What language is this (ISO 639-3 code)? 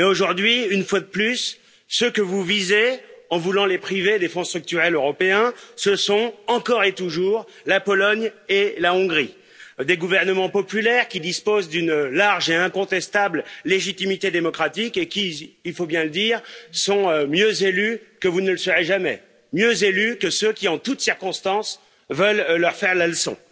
fra